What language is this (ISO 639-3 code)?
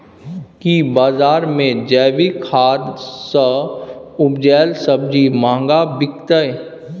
mai